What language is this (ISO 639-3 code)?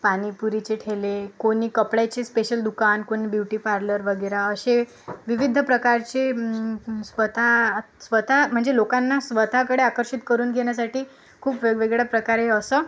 mar